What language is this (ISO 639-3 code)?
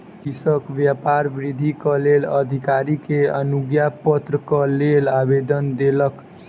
mai